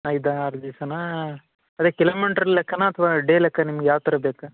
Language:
Kannada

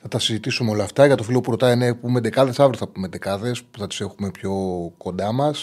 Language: Greek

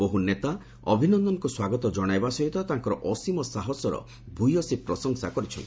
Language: Odia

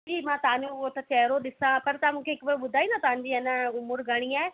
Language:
Sindhi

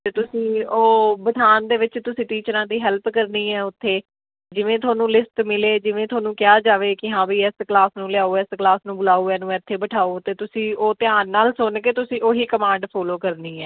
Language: Punjabi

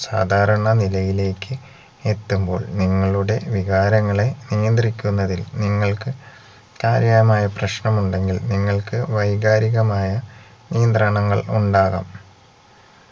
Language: Malayalam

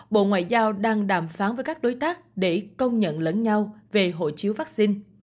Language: Vietnamese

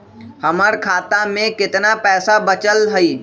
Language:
Magahi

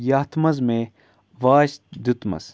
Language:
Kashmiri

